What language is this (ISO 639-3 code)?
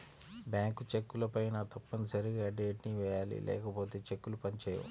tel